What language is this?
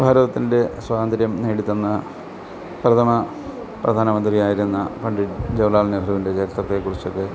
Malayalam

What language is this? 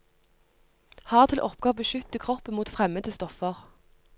Norwegian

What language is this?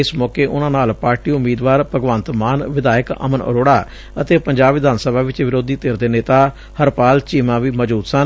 Punjabi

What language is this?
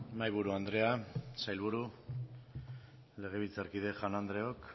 Basque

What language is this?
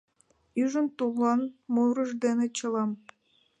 Mari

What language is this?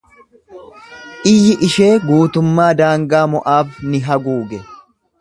Oromo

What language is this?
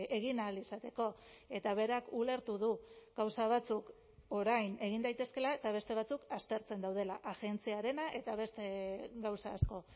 Basque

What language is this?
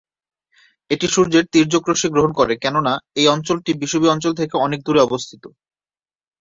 Bangla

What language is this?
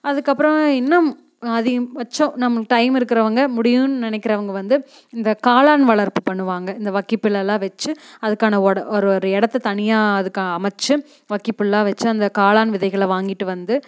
Tamil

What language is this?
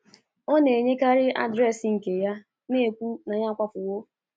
Igbo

